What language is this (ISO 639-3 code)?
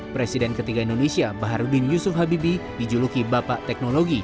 ind